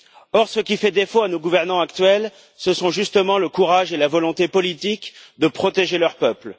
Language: French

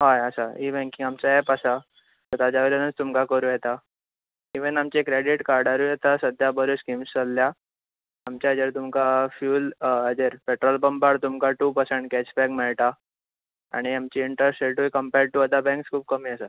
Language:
Konkani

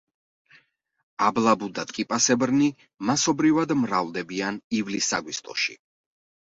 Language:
Georgian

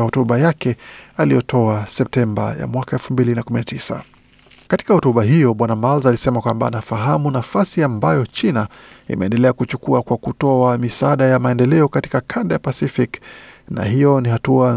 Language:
Swahili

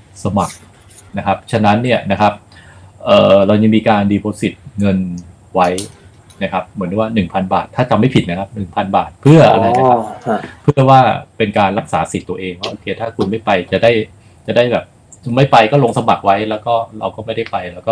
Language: Thai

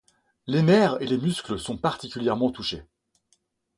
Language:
French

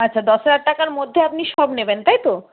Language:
Bangla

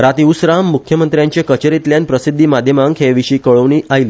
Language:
Konkani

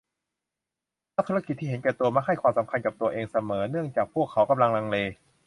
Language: Thai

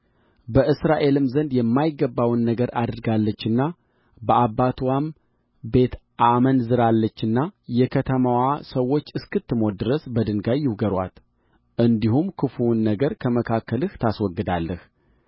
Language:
Amharic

